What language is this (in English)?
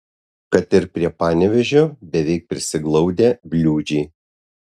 Lithuanian